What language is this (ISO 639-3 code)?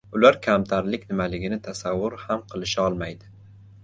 uzb